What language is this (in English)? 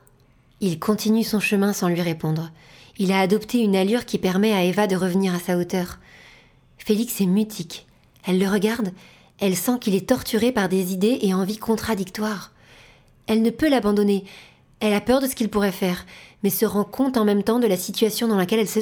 French